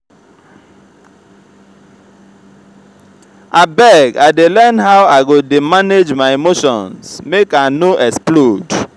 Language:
Nigerian Pidgin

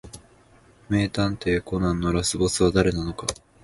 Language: Japanese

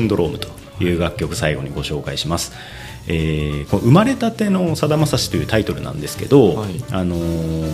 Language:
Japanese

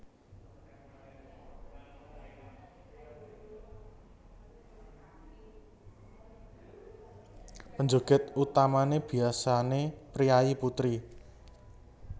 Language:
Javanese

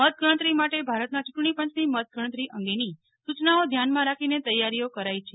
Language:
Gujarati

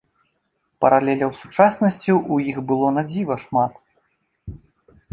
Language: Belarusian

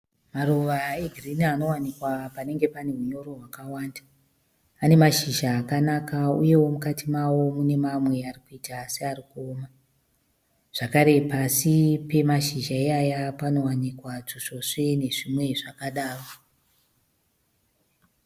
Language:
Shona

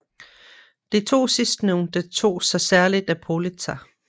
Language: Danish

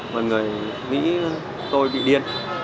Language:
Vietnamese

